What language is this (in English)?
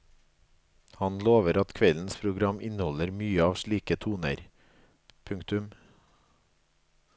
Norwegian